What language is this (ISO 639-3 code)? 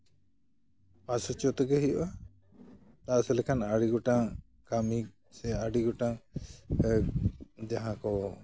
sat